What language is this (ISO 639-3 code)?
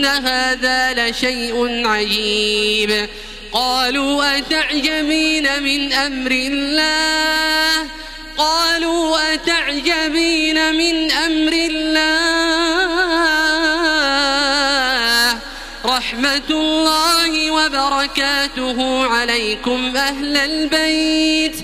ara